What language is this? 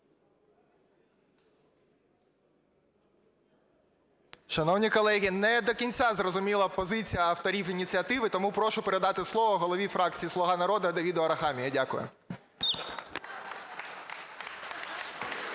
Ukrainian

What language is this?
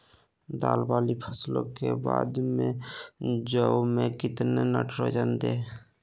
Magahi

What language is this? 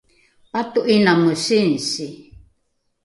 Rukai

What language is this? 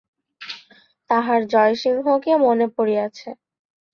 Bangla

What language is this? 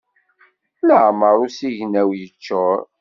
Kabyle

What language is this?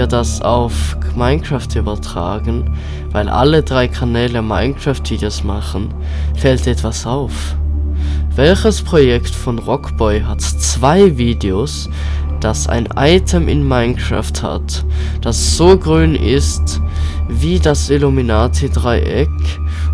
German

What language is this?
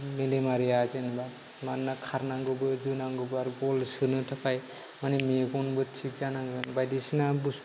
Bodo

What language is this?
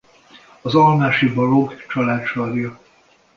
Hungarian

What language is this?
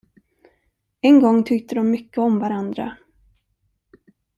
Swedish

